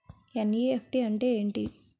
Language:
Telugu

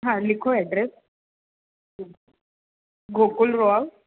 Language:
Sindhi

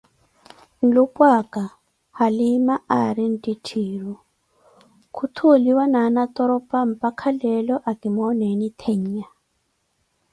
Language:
Koti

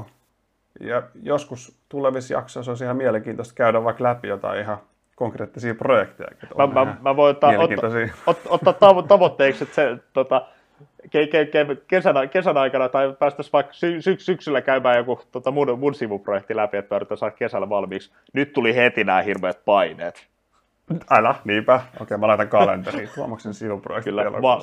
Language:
Finnish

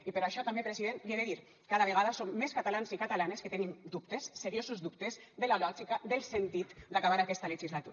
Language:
Catalan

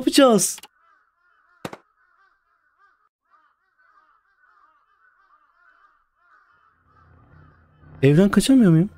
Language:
Turkish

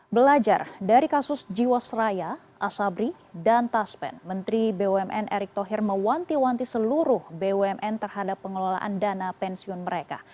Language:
Indonesian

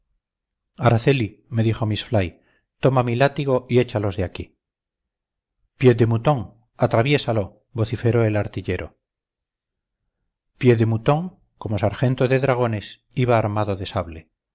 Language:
Spanish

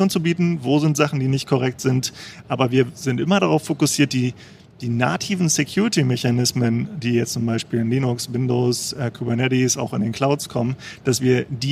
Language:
German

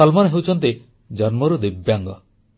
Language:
Odia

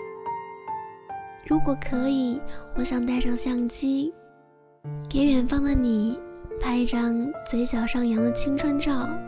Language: Chinese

